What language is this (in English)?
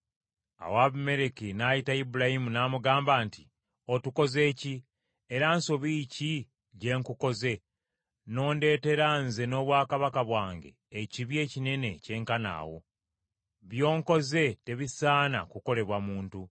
Ganda